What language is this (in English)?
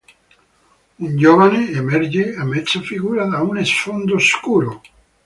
Italian